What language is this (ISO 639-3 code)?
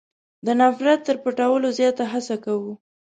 pus